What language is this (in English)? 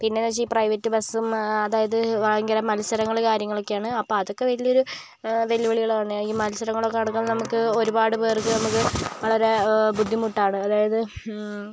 Malayalam